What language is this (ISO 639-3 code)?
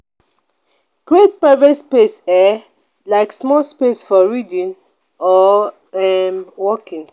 pcm